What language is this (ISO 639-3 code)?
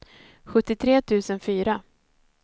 swe